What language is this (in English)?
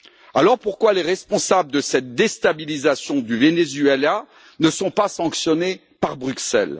French